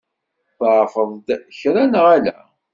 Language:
Kabyle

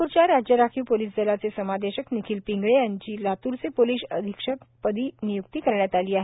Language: Marathi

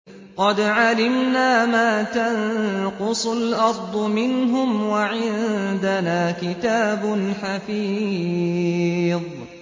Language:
Arabic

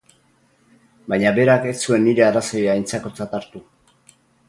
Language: Basque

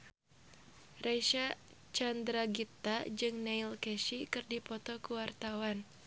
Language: Sundanese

